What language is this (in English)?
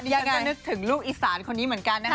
Thai